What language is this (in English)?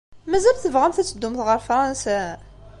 Kabyle